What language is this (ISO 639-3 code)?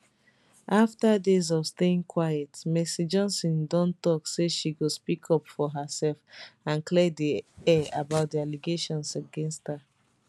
pcm